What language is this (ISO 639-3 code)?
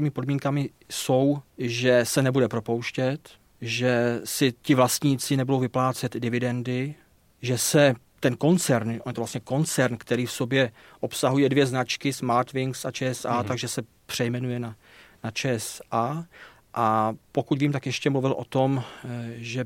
ces